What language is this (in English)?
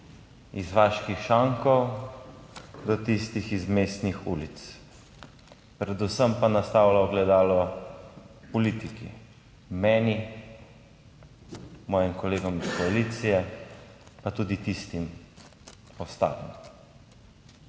Slovenian